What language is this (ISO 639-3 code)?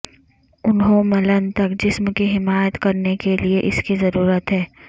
urd